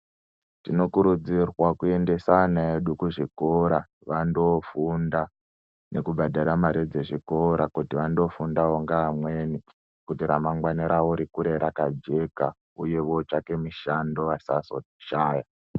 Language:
Ndau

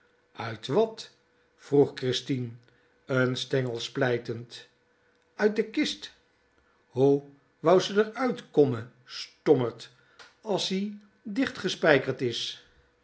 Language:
Dutch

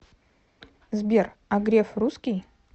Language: Russian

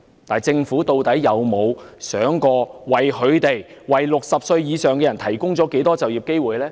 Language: Cantonese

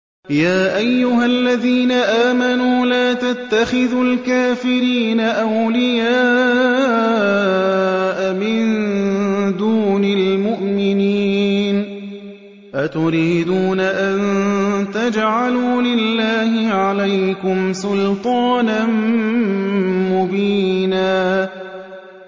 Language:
Arabic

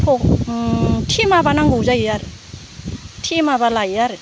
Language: Bodo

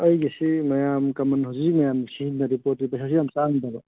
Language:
Manipuri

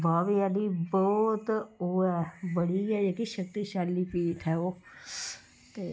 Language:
Dogri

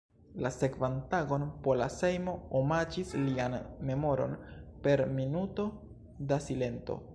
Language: Esperanto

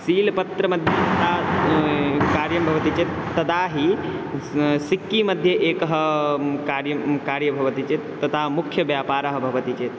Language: Sanskrit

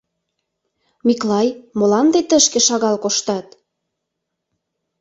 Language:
Mari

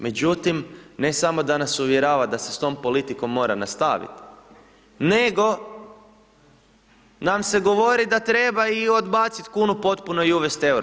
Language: Croatian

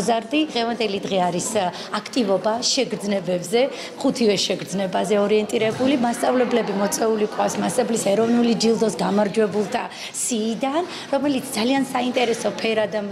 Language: Romanian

